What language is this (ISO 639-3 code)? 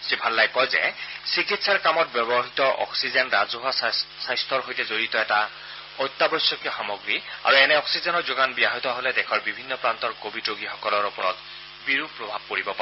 asm